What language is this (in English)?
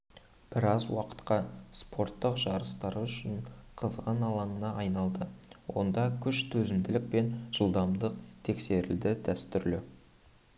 Kazakh